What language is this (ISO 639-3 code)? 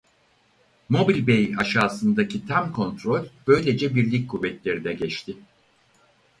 tur